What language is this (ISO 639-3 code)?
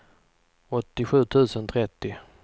swe